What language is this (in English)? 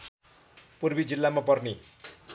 Nepali